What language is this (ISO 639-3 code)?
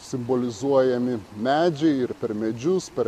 lit